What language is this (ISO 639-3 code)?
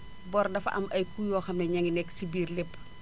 wol